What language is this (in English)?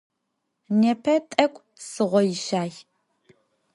Adyghe